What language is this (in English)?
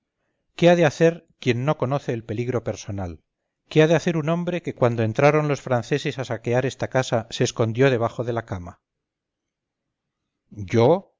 Spanish